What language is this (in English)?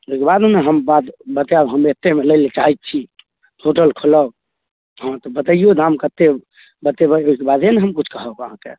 Maithili